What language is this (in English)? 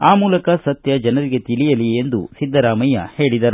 Kannada